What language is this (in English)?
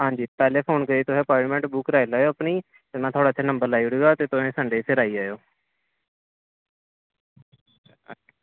Dogri